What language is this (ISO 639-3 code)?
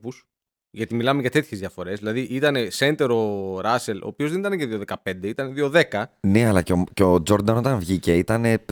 ell